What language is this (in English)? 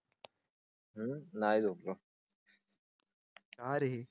Marathi